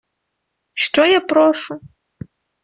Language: Ukrainian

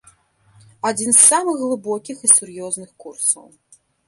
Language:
Belarusian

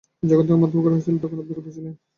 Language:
Bangla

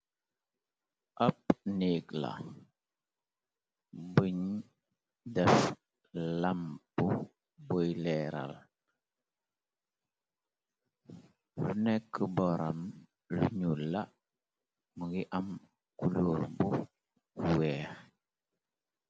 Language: Wolof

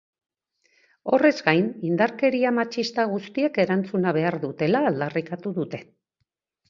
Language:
Basque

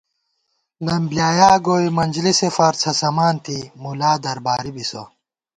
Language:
Gawar-Bati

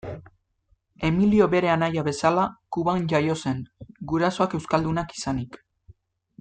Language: Basque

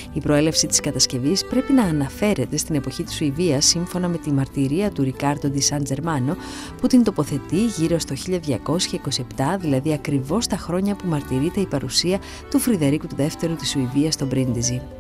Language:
Greek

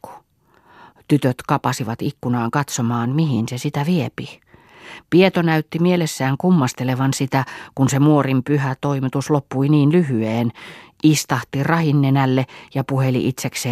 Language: Finnish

